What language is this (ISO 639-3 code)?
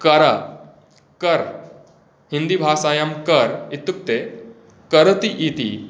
san